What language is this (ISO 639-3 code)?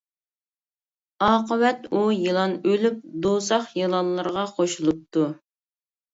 uig